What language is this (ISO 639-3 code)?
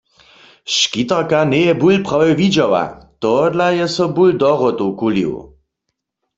hsb